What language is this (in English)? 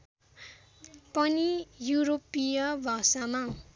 Nepali